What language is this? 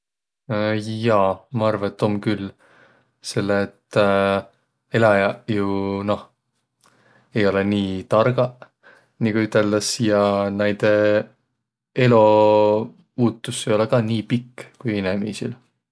Võro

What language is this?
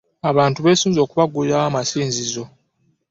Ganda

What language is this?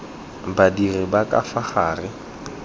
Tswana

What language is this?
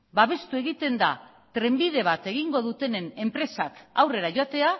Basque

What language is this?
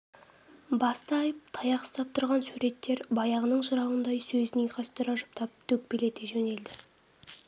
Kazakh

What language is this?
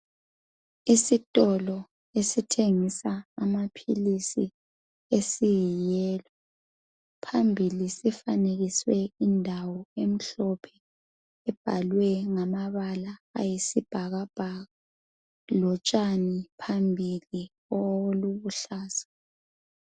North Ndebele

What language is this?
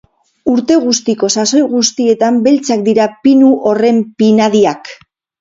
Basque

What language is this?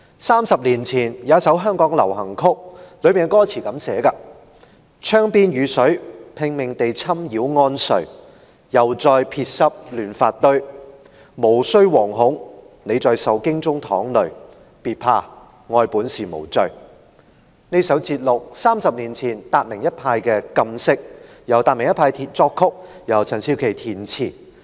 Cantonese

